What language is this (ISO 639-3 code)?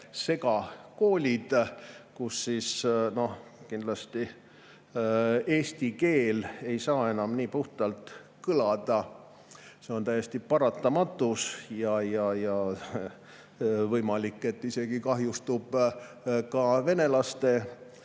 est